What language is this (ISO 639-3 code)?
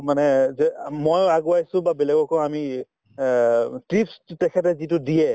asm